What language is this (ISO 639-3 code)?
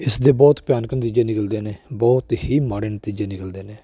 pan